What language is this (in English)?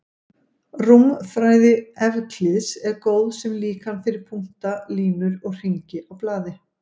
Icelandic